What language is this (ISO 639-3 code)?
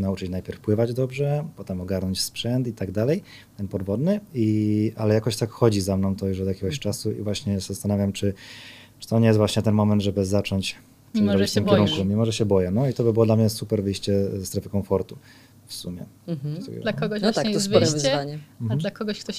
pol